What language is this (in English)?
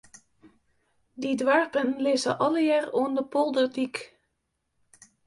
Western Frisian